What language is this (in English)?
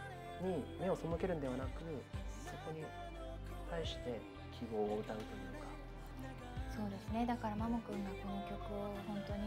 Japanese